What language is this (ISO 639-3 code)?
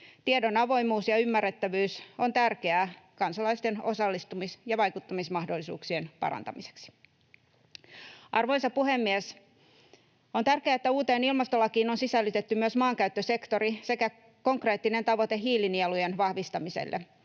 fin